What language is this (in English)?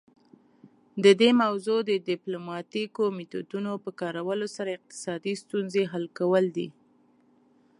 Pashto